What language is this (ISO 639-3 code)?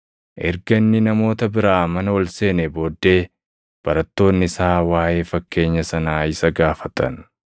orm